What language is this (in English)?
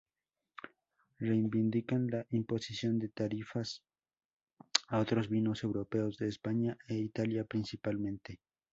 Spanish